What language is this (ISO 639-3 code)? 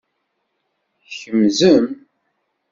kab